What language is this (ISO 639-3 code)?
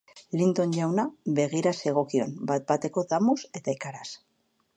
eus